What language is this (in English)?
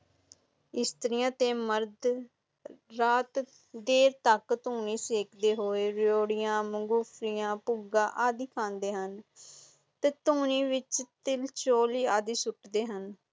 Punjabi